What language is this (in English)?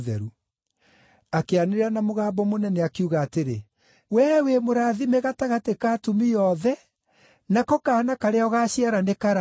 Kikuyu